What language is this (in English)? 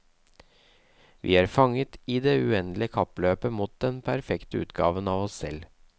Norwegian